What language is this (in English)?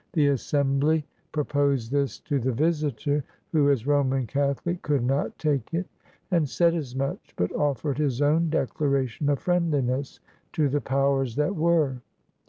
English